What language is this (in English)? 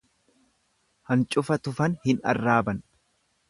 Oromo